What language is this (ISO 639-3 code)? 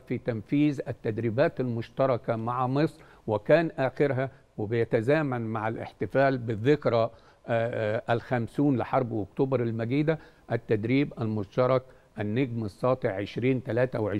ara